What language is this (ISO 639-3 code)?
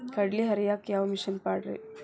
kan